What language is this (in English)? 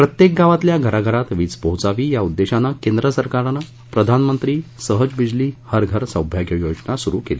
Marathi